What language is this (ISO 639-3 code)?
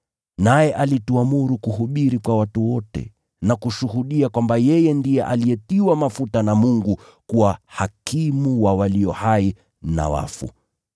swa